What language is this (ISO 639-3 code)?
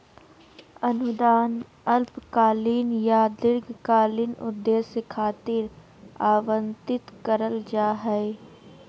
mag